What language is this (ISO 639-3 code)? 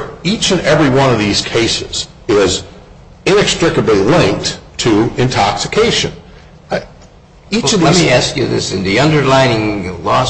eng